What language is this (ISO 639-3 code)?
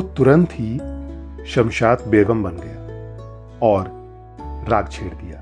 hin